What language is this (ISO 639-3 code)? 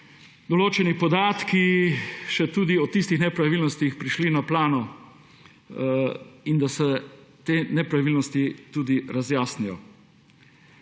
slv